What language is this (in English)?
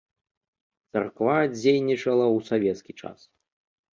Belarusian